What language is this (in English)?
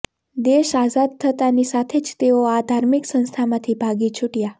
Gujarati